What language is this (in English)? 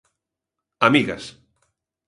Galician